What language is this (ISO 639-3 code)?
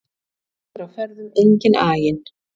isl